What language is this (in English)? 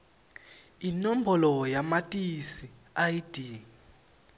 Swati